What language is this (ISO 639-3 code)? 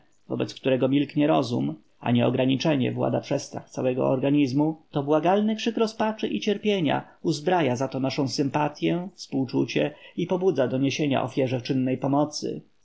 pol